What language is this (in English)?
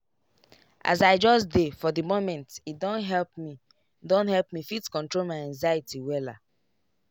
Nigerian Pidgin